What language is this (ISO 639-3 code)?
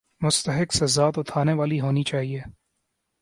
urd